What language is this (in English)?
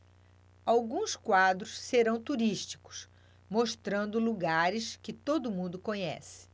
Portuguese